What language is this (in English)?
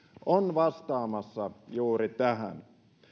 Finnish